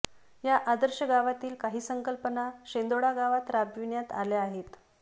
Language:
Marathi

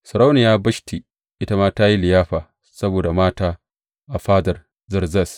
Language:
Hausa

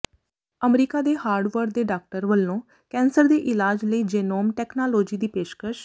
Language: Punjabi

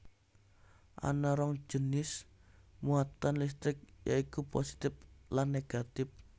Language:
Javanese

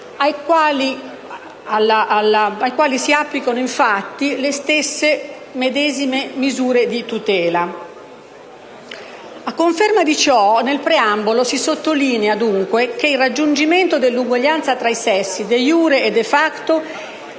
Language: Italian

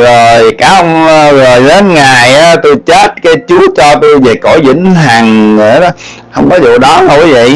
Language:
Vietnamese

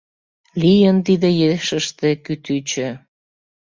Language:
Mari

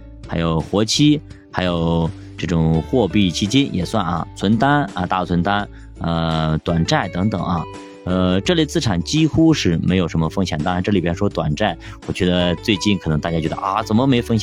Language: Chinese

